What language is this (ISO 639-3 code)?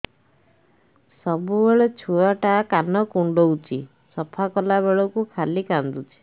ori